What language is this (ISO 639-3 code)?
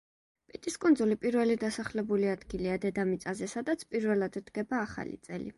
kat